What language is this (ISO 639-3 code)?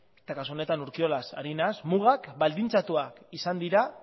eus